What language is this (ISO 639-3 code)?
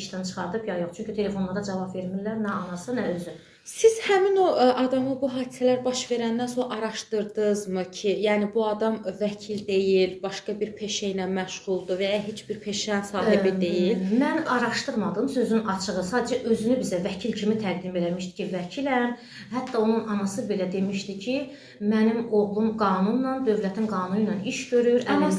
tur